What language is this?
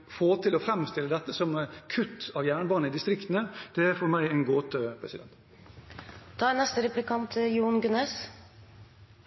Norwegian Bokmål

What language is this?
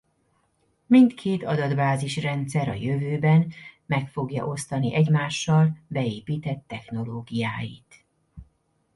Hungarian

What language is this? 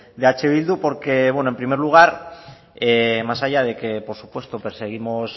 Spanish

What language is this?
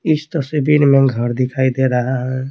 Hindi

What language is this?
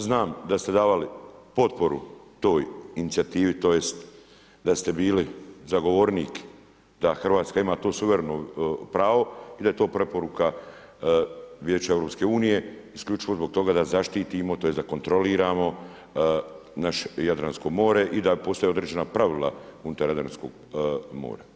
Croatian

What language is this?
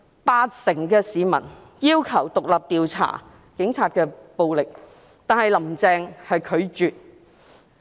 Cantonese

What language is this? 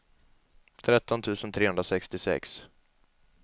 Swedish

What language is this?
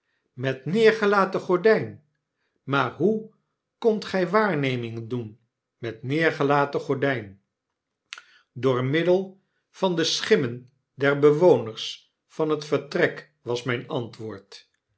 Dutch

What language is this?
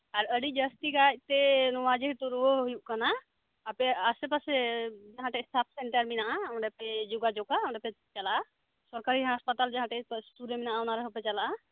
Santali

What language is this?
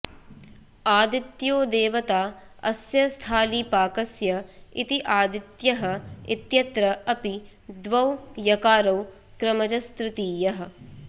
Sanskrit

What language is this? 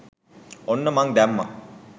Sinhala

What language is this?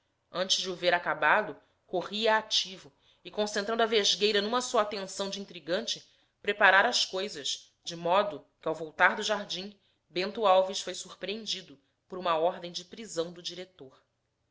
Portuguese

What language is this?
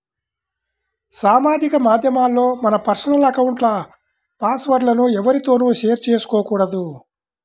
Telugu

